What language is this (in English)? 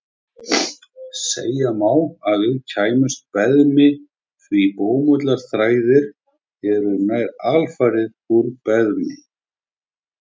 Icelandic